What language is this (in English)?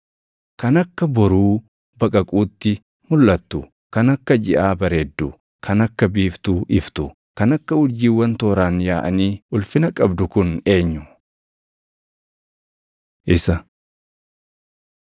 Oromo